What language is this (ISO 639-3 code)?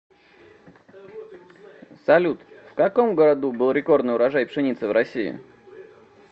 rus